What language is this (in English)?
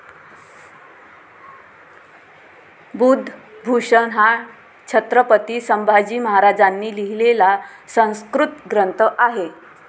Marathi